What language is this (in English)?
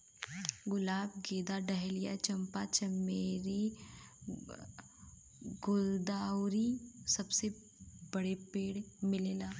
Bhojpuri